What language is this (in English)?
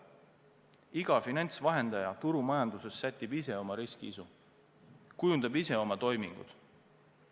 Estonian